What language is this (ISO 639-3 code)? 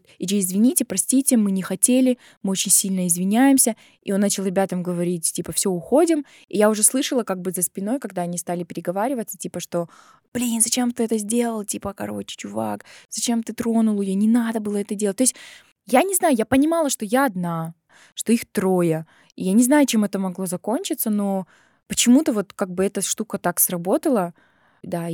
rus